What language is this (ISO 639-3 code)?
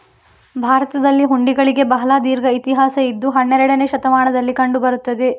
kan